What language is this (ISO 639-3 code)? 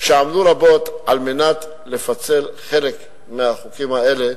heb